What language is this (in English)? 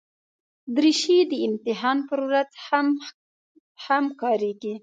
Pashto